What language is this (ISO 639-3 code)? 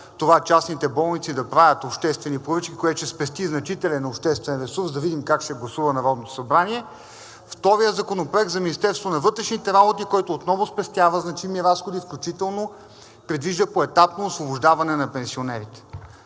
bul